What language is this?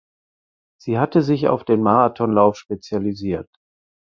German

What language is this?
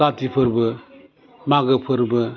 Bodo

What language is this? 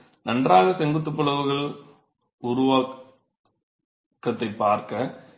Tamil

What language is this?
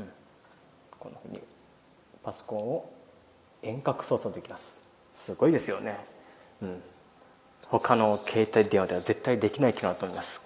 Japanese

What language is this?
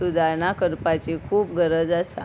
Konkani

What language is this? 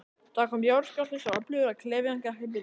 Icelandic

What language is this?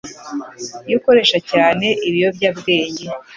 Kinyarwanda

